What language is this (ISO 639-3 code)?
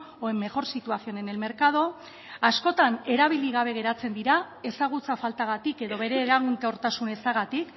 eus